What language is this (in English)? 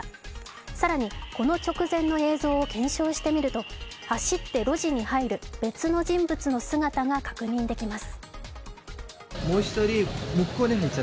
Japanese